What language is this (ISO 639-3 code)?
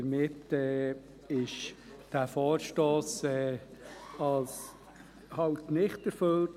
gsw